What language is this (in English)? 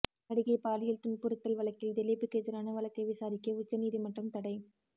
Tamil